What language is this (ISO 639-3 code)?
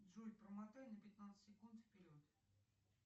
rus